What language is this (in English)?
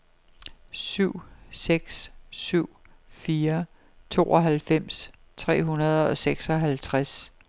Danish